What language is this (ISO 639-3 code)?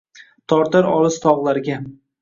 uzb